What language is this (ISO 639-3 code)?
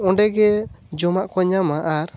sat